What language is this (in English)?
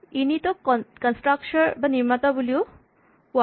Assamese